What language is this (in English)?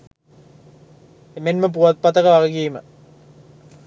Sinhala